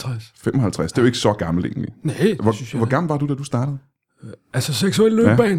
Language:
Danish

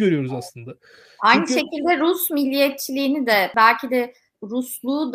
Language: Turkish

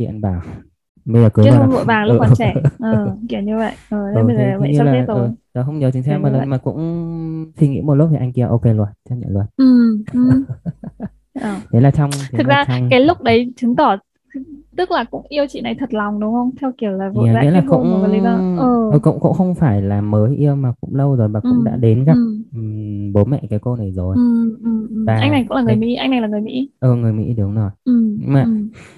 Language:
Vietnamese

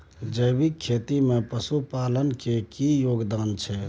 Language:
Maithili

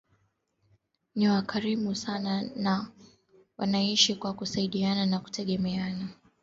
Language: Swahili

